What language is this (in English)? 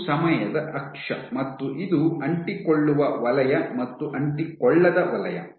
Kannada